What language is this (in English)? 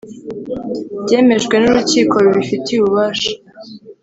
Kinyarwanda